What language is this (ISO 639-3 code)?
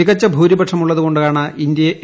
mal